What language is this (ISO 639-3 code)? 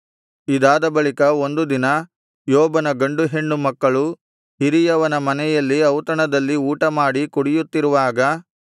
kan